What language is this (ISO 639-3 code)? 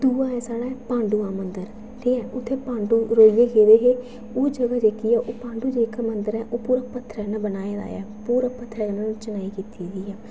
doi